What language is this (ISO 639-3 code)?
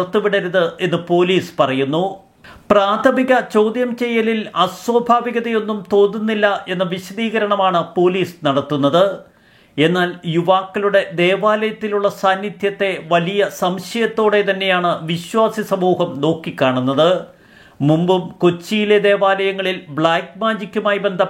mal